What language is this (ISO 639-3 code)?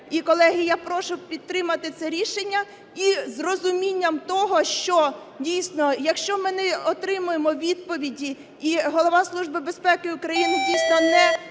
ukr